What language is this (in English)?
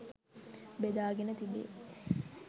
Sinhala